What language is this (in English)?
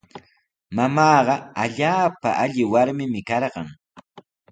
Sihuas Ancash Quechua